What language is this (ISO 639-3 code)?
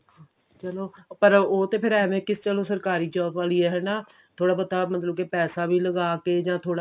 pan